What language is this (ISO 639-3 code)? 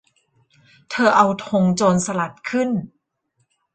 tha